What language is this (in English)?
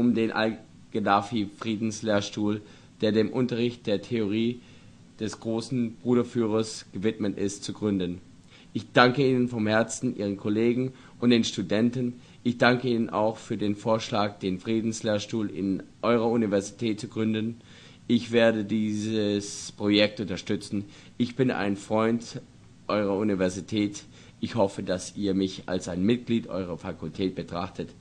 German